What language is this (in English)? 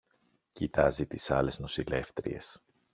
Greek